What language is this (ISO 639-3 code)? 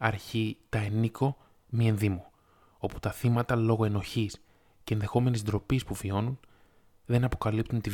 ell